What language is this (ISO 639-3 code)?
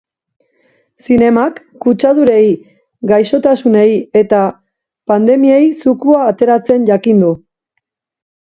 eus